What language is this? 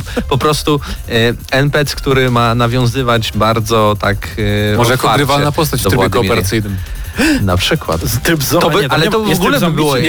Polish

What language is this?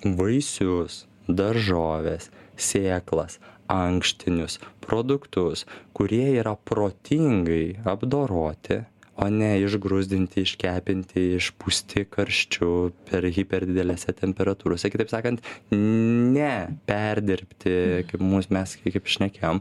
Lithuanian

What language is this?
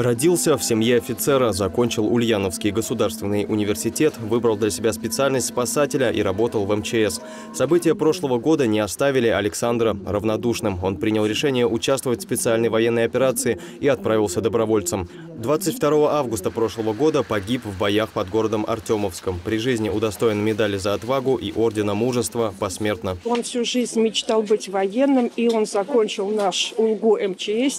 Russian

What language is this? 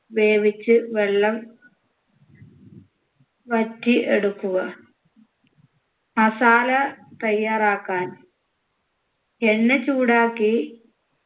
Malayalam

